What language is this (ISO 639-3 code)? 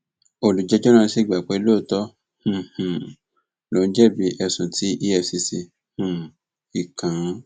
yor